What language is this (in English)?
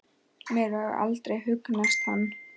Icelandic